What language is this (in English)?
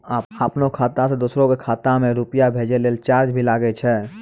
Maithili